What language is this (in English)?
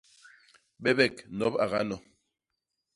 Basaa